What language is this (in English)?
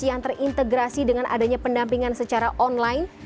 Indonesian